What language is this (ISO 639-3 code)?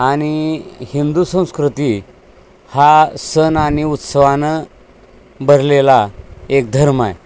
mar